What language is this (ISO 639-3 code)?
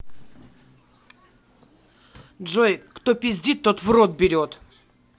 rus